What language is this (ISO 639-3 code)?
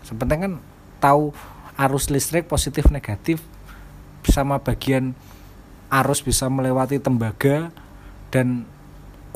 ind